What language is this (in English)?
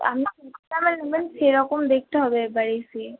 Bangla